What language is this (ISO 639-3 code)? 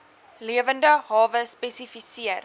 afr